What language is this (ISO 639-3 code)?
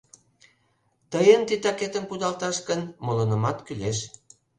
chm